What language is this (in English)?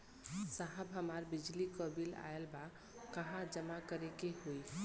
Bhojpuri